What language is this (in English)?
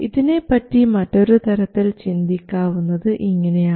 Malayalam